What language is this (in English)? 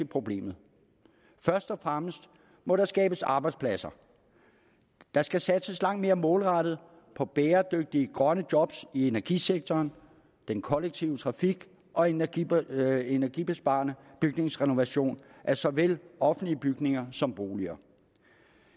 Danish